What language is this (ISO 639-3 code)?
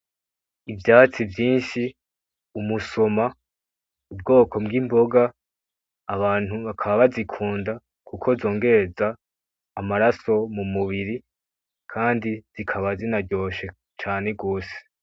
run